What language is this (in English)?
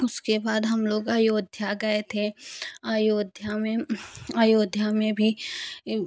Hindi